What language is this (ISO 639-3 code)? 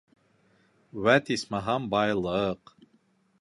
bak